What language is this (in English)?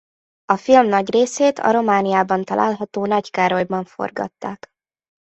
Hungarian